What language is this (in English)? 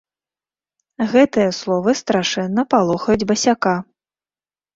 Belarusian